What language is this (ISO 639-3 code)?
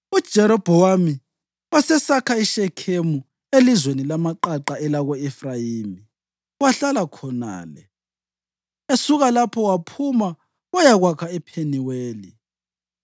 nde